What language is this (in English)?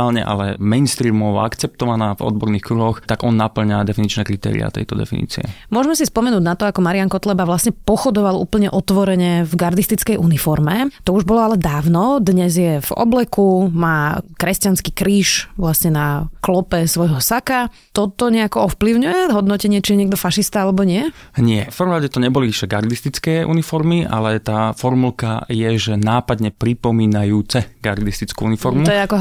Slovak